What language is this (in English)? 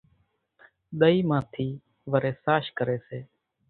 Kachi Koli